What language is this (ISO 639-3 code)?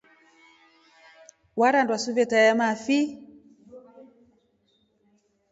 rof